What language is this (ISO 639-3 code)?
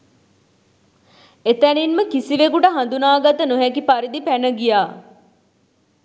sin